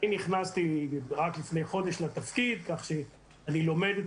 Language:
Hebrew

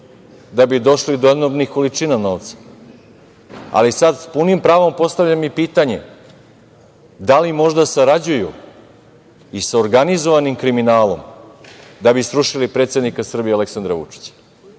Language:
Serbian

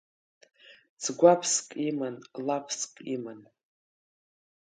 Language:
Abkhazian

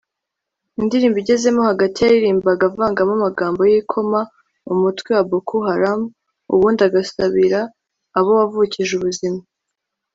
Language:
Kinyarwanda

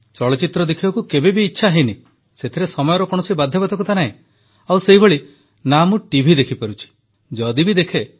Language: Odia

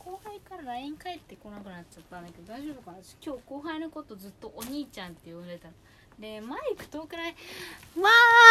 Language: Japanese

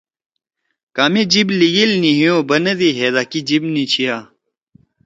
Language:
Torwali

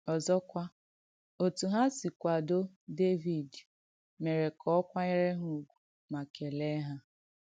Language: Igbo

